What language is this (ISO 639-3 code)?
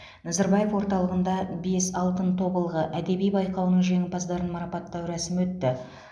kaz